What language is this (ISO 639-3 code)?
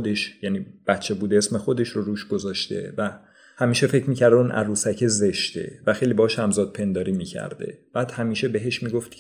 fas